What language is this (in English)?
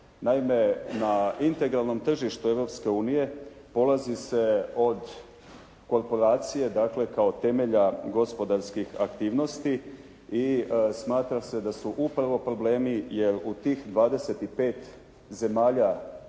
Croatian